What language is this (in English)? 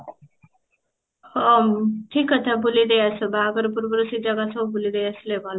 Odia